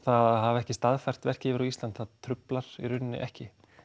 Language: Icelandic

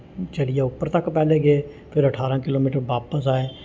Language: Dogri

